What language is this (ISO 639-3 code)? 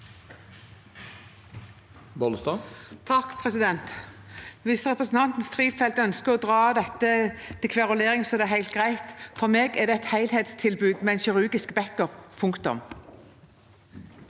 nor